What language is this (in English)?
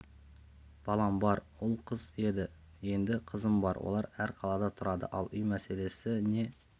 Kazakh